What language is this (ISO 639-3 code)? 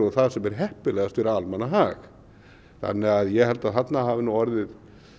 isl